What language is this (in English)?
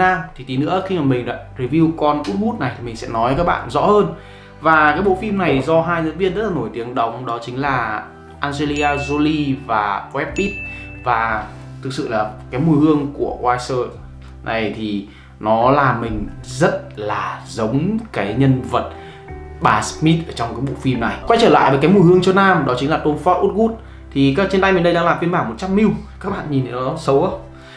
Vietnamese